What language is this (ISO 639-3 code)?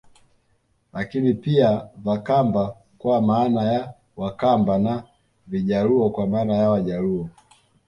swa